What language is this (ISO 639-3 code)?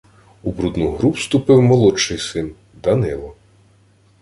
ukr